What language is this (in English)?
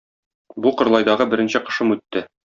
Tatar